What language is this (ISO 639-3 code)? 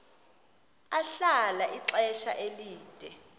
xho